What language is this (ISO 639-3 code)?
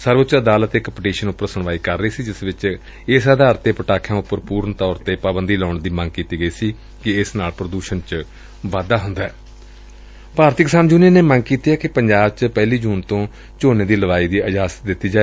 pan